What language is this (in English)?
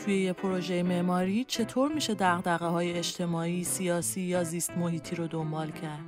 Persian